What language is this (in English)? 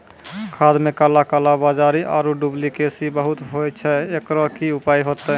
Maithili